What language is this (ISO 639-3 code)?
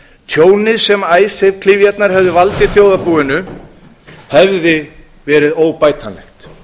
isl